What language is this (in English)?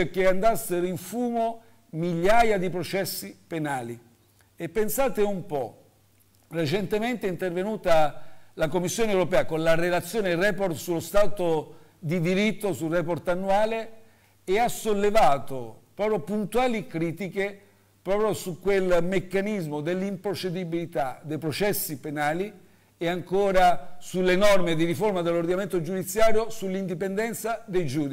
Italian